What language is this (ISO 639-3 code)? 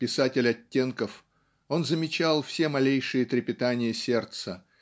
rus